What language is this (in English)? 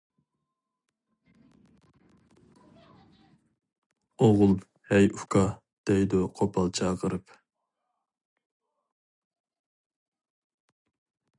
Uyghur